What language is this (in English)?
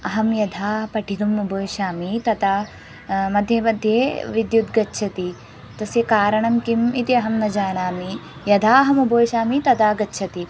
Sanskrit